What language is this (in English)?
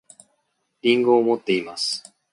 Japanese